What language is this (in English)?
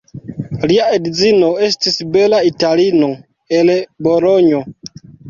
Esperanto